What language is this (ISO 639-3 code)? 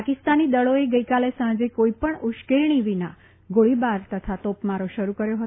guj